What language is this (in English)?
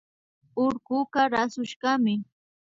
Imbabura Highland Quichua